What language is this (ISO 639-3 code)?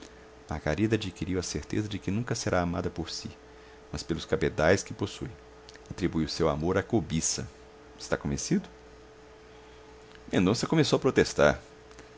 por